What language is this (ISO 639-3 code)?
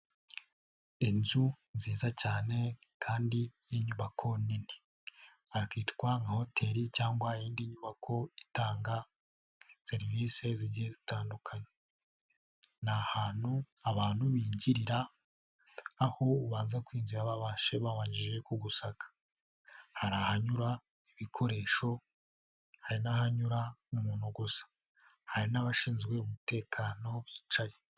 kin